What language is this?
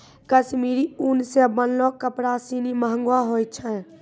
Maithili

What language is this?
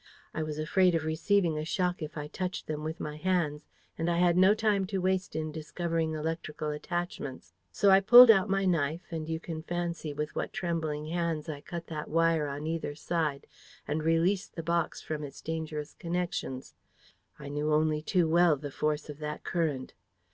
English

